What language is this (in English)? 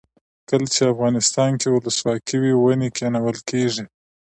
Pashto